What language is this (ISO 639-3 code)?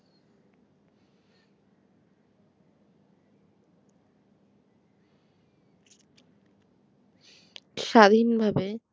ben